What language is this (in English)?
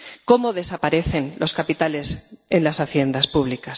Spanish